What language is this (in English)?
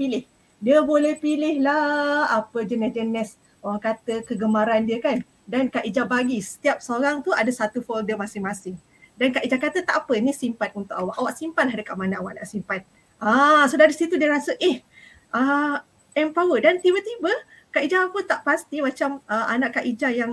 Malay